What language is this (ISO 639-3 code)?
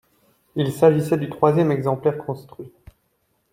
fra